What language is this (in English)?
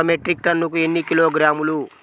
Telugu